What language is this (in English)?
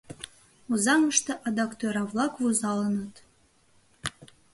Mari